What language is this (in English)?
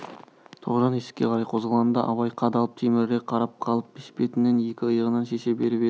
Kazakh